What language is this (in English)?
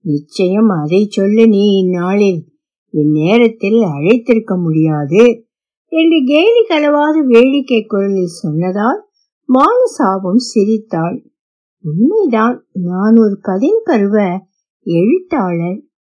Tamil